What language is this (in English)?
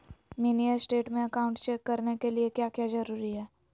Magahi